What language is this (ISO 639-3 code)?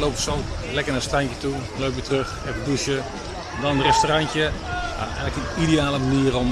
nld